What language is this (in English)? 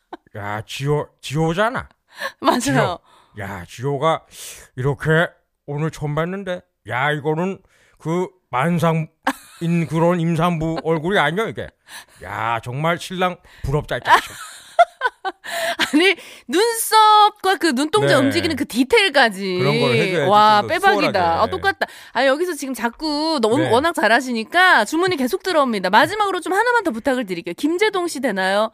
Korean